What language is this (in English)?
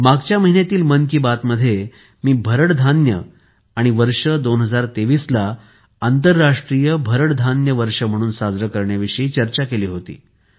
Marathi